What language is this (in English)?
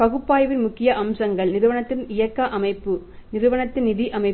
Tamil